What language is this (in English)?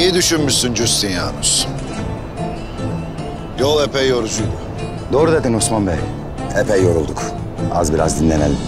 Turkish